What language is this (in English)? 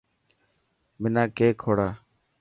Dhatki